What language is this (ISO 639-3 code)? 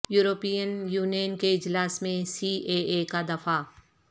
urd